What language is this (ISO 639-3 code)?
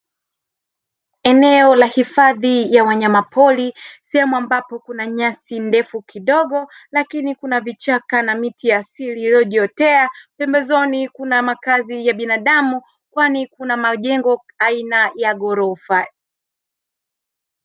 swa